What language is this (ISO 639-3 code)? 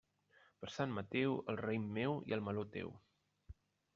cat